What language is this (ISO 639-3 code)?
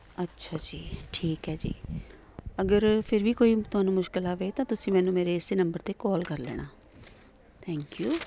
pan